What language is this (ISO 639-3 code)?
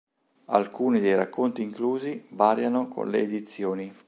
ita